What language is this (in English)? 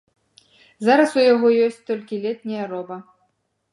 Belarusian